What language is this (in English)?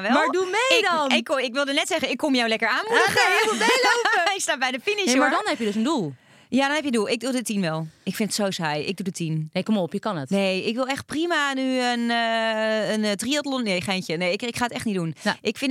Dutch